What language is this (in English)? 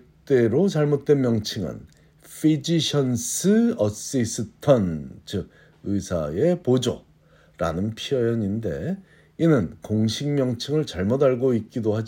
Korean